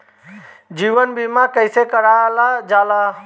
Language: Bhojpuri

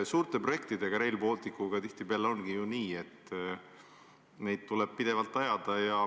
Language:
Estonian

